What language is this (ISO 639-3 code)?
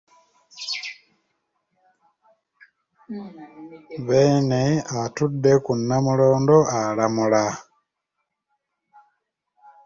lug